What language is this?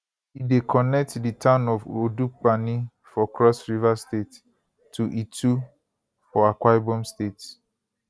Nigerian Pidgin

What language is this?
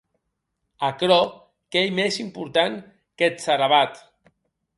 Occitan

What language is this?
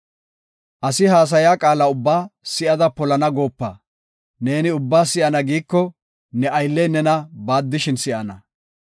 Gofa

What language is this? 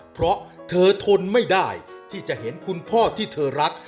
Thai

